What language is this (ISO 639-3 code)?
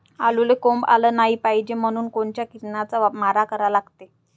mar